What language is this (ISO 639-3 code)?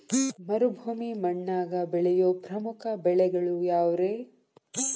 kan